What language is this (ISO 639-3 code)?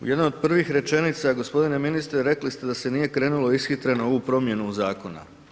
hrv